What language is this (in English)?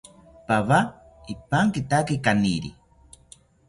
South Ucayali Ashéninka